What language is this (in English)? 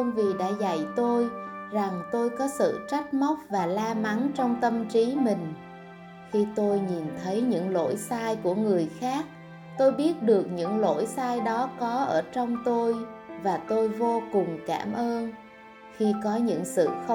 Vietnamese